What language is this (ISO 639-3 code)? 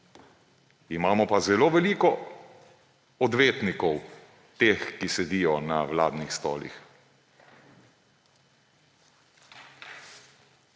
slv